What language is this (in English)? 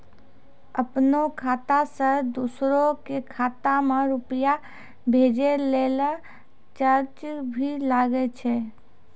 Maithili